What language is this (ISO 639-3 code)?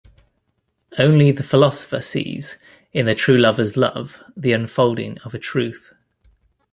eng